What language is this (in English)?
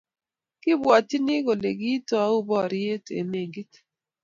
Kalenjin